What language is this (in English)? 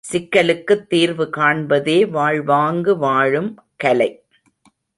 Tamil